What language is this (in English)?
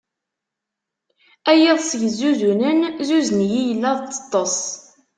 Kabyle